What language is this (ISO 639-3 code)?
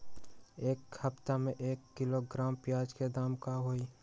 mag